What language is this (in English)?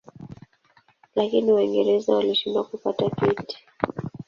Swahili